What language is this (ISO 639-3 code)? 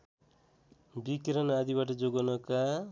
nep